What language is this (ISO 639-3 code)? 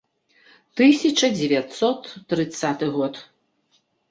bel